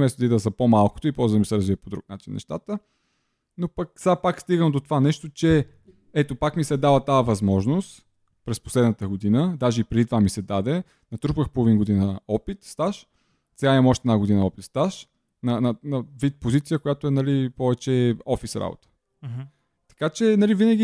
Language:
Bulgarian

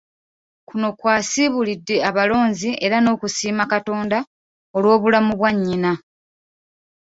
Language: Ganda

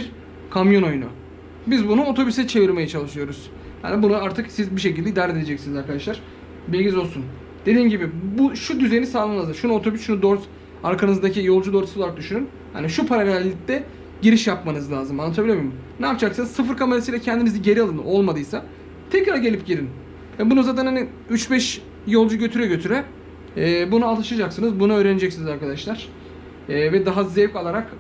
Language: Turkish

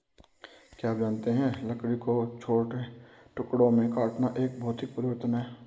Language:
Hindi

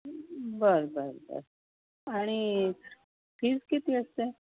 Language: Marathi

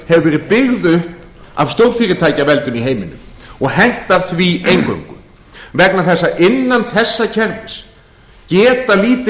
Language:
Icelandic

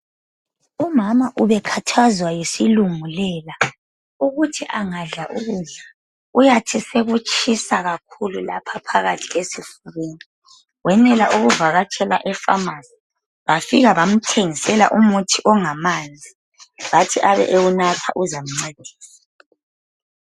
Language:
North Ndebele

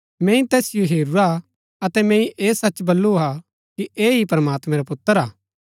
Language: Gaddi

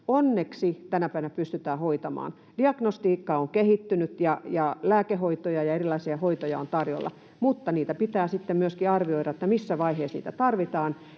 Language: Finnish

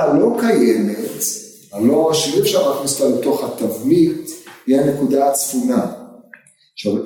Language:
Hebrew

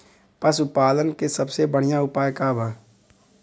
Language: Bhojpuri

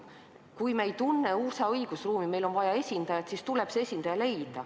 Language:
Estonian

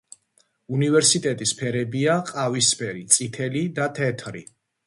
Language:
Georgian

